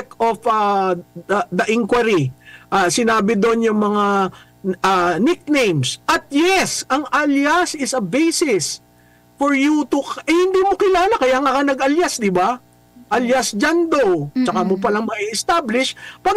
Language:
Filipino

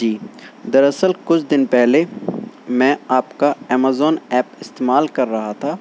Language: Urdu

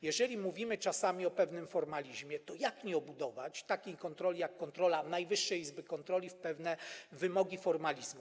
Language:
Polish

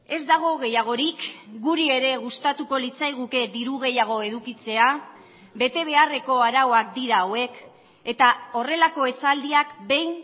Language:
Basque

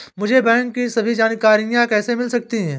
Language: Hindi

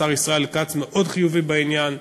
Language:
Hebrew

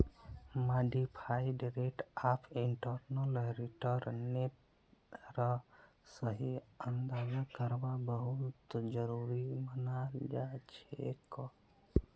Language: Magahi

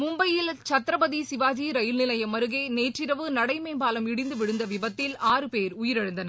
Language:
Tamil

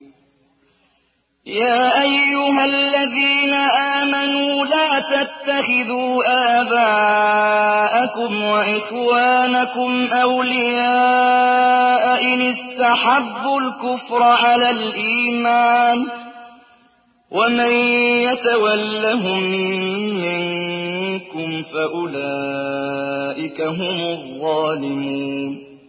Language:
Arabic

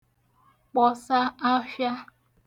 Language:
Igbo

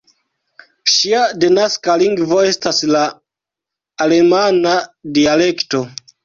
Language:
Esperanto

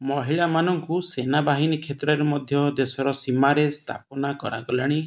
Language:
Odia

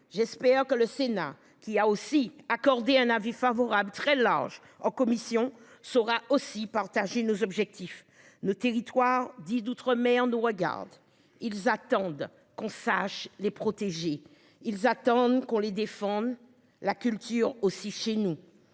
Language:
French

